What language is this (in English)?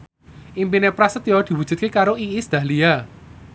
Javanese